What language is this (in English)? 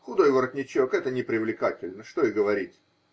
Russian